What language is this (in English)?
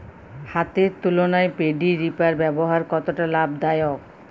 Bangla